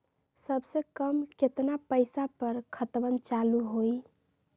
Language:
Magahi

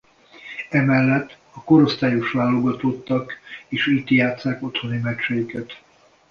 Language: Hungarian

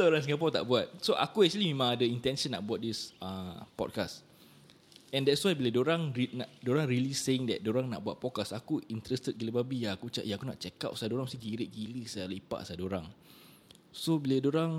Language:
Malay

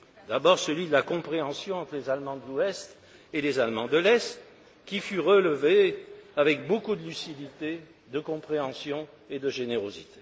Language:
French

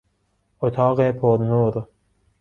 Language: Persian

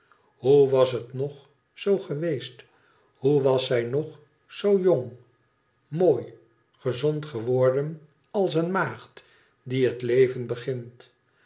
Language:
Dutch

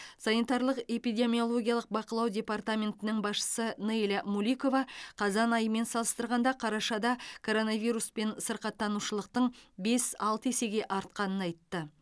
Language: Kazakh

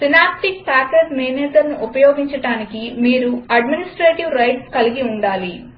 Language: Telugu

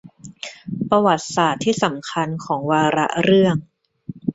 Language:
Thai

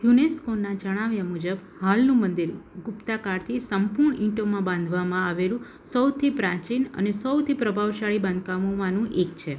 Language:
Gujarati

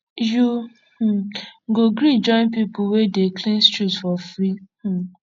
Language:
Nigerian Pidgin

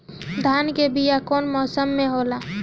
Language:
Bhojpuri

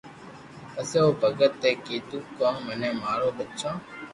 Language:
Loarki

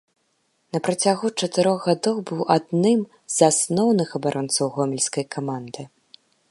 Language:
Belarusian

